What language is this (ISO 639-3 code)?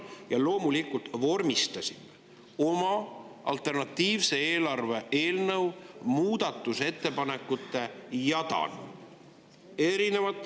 est